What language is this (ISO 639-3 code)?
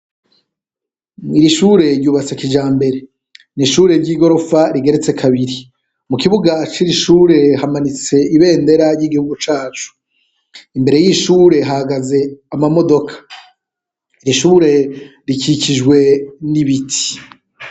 run